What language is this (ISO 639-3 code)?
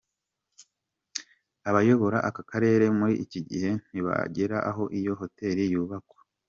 kin